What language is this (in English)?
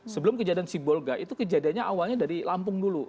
Indonesian